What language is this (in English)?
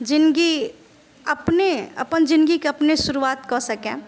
Maithili